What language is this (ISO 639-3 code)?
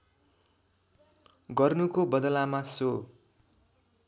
nep